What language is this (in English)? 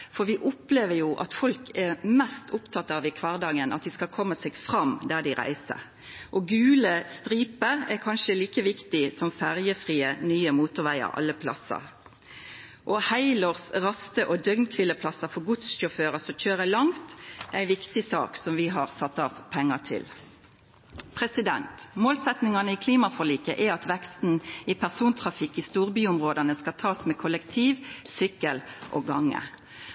Norwegian Nynorsk